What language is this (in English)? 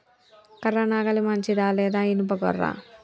Telugu